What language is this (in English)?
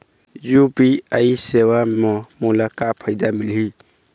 Chhattisgarhi